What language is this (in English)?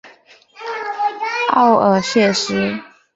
Chinese